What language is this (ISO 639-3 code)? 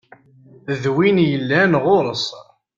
kab